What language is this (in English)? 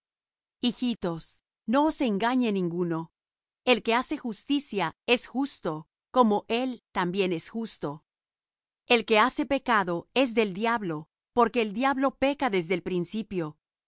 Spanish